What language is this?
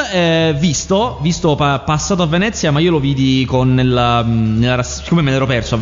Italian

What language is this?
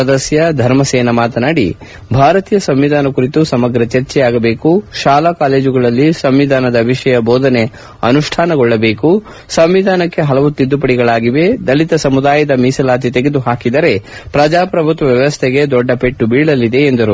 Kannada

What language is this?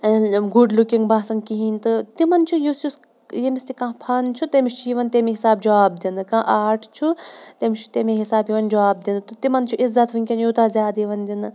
Kashmiri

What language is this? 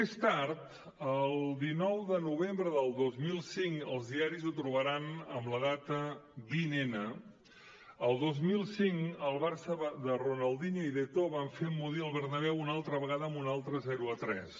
Catalan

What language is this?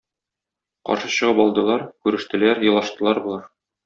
Tatar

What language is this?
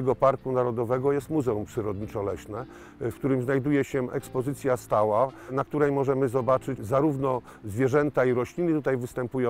Polish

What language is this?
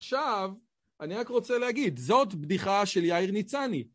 Hebrew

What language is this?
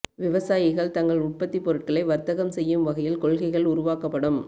Tamil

